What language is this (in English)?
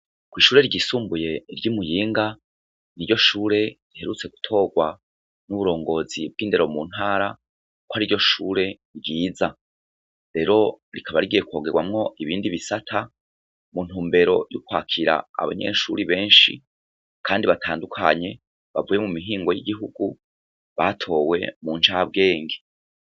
Rundi